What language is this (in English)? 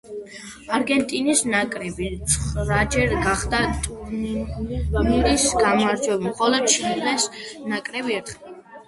Georgian